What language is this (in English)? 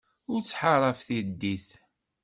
Kabyle